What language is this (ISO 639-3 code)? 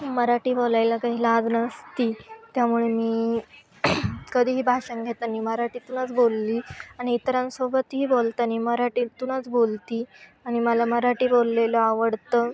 mar